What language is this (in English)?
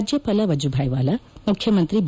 Kannada